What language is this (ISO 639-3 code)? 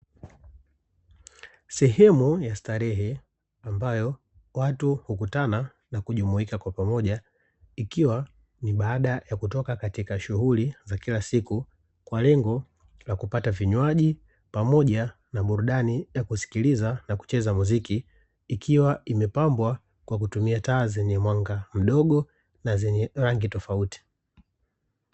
swa